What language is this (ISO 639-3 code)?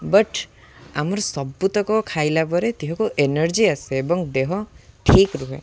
ori